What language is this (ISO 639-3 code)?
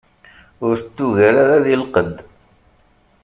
kab